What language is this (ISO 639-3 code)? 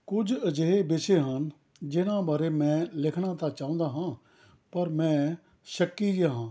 pan